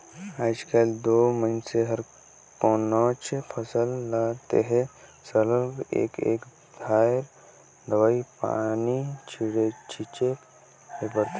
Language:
Chhattisgarhi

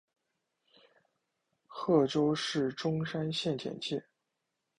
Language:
Chinese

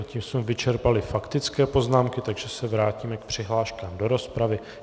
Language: Czech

